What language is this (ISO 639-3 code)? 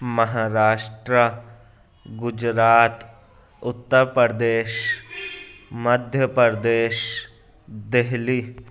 urd